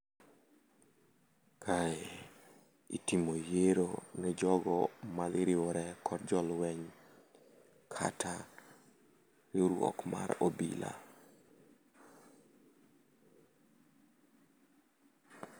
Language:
Luo (Kenya and Tanzania)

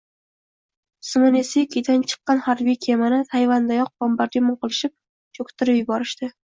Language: Uzbek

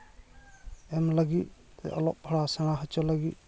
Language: Santali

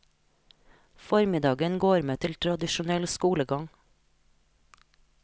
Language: Norwegian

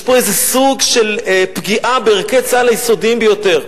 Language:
Hebrew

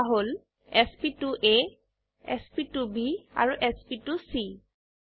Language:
Assamese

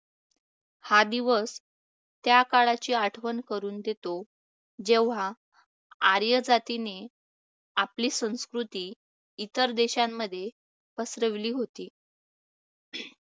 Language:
Marathi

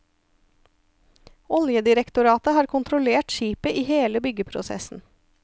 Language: Norwegian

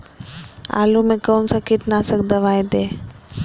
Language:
Magahi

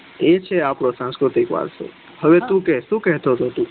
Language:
Gujarati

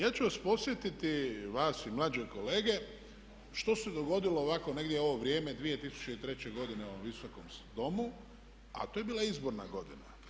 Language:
Croatian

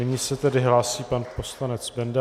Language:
Czech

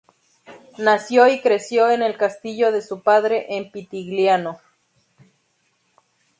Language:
Spanish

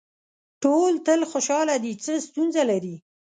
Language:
Pashto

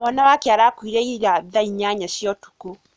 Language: Kikuyu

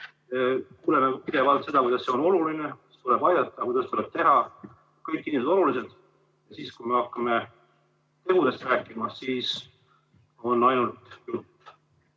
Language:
Estonian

